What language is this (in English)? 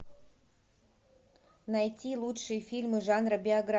Russian